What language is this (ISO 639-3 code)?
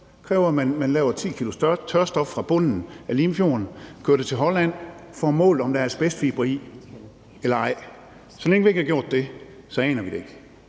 dan